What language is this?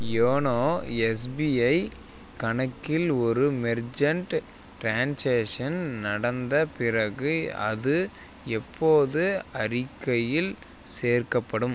Tamil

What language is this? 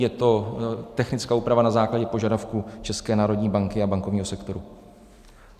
Czech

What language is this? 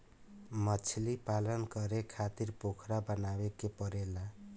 Bhojpuri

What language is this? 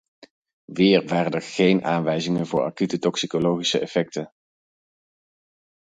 Dutch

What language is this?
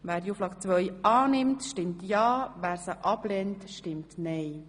Swiss German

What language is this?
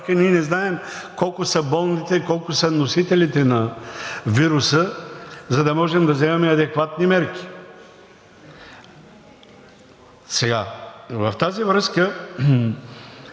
Bulgarian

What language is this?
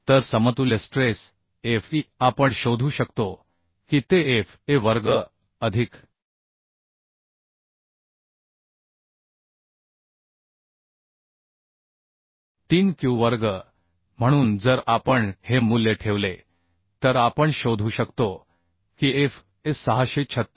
Marathi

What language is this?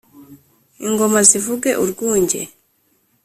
Kinyarwanda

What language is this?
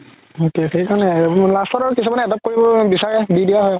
Assamese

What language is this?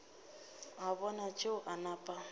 Northern Sotho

